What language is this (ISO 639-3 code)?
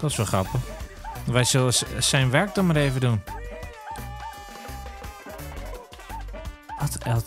nld